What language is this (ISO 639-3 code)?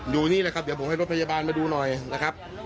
tha